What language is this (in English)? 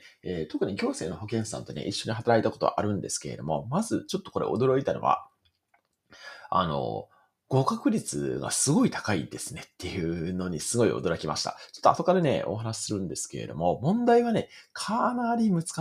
Japanese